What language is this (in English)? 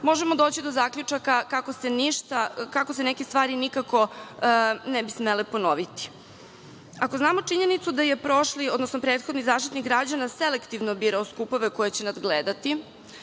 Serbian